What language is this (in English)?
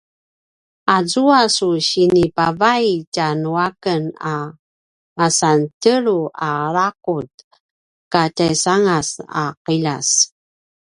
Paiwan